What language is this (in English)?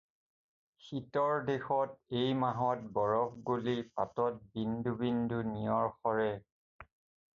Assamese